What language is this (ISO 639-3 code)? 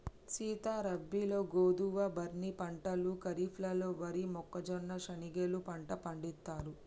tel